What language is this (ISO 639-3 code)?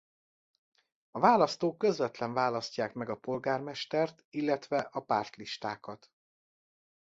hun